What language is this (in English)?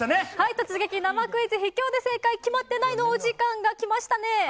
Japanese